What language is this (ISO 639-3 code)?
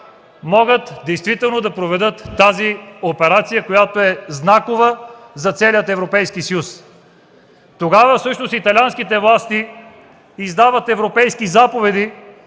bul